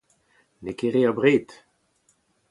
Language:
Breton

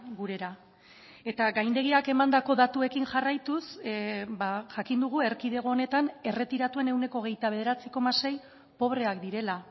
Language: Basque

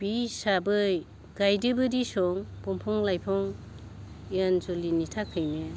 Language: Bodo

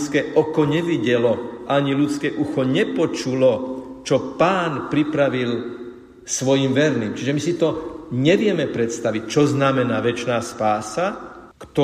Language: Slovak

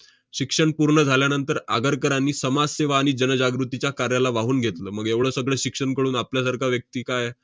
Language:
Marathi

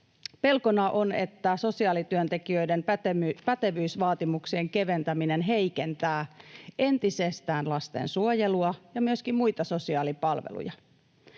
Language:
Finnish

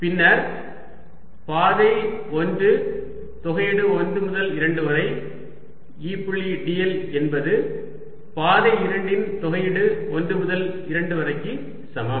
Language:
Tamil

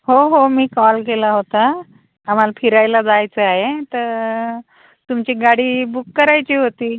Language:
Marathi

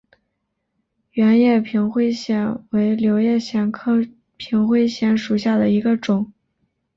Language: Chinese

